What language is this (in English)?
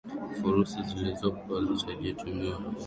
Swahili